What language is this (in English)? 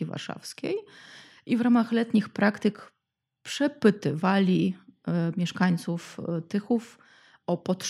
Polish